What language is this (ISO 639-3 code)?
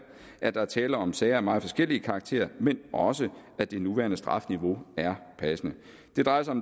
dan